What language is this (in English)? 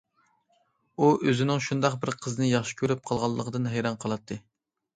Uyghur